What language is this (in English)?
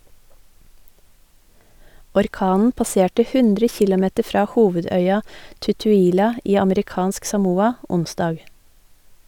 Norwegian